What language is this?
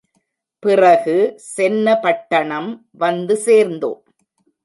Tamil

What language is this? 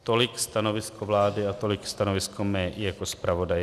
Czech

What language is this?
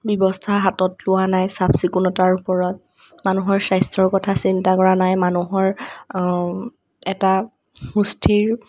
Assamese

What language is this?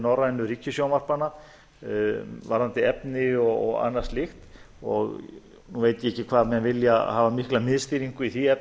Icelandic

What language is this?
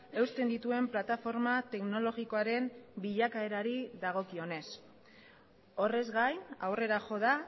Basque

